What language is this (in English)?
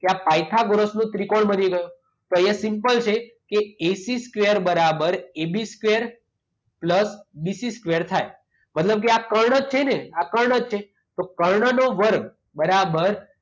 Gujarati